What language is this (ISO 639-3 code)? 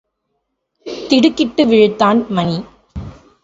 tam